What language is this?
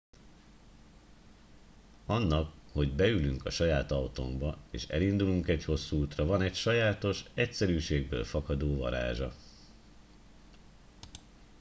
Hungarian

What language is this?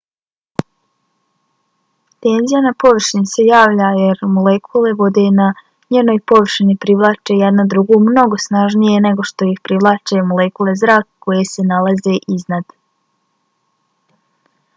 Bosnian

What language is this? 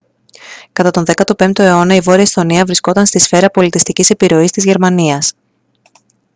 Greek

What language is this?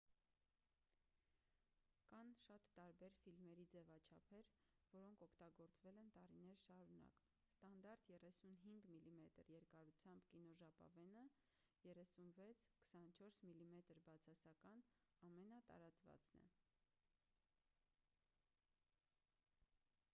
Armenian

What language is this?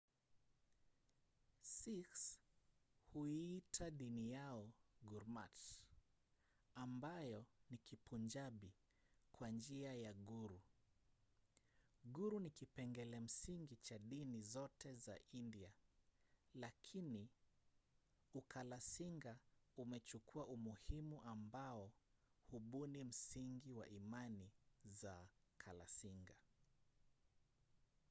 Swahili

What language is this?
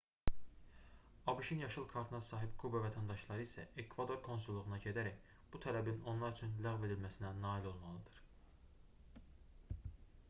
Azerbaijani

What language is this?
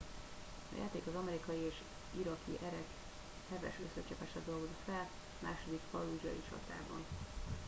Hungarian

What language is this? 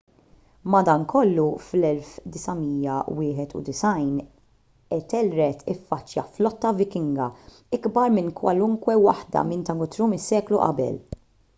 Maltese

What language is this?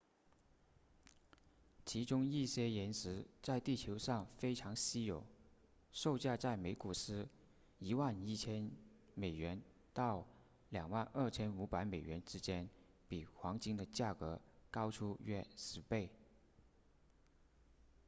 Chinese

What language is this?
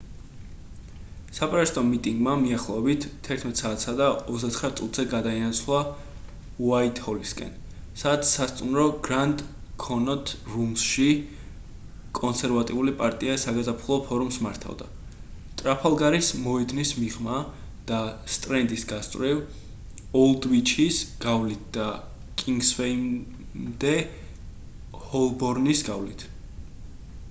Georgian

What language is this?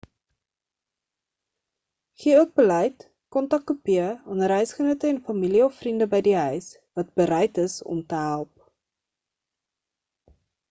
Afrikaans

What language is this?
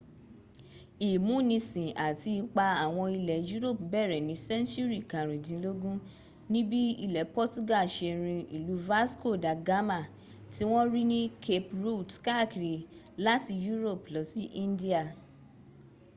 Yoruba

